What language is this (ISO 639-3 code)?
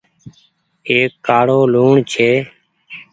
gig